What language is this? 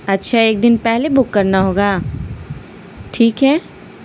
Urdu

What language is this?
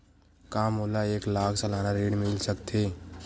Chhattisgarhi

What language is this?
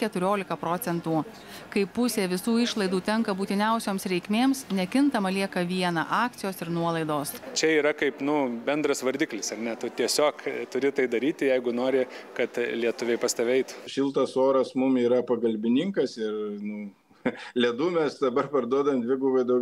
Lithuanian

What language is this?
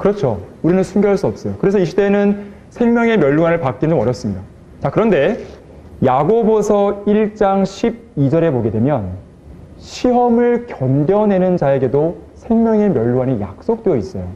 Korean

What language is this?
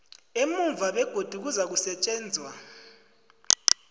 South Ndebele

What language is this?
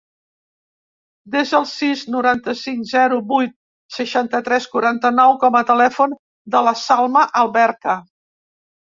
Catalan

